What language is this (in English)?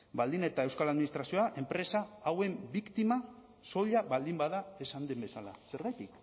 Basque